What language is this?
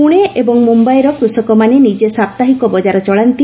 Odia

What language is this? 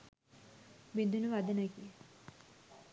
Sinhala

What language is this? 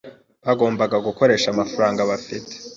Kinyarwanda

